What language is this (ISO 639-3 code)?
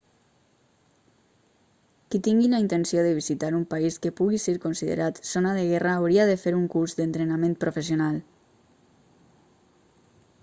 cat